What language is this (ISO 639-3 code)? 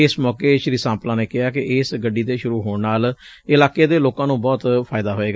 pan